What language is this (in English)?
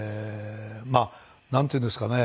Japanese